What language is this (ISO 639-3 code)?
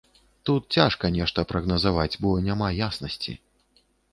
bel